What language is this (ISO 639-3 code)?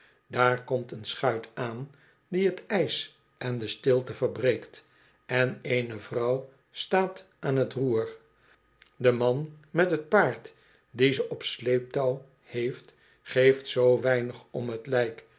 nld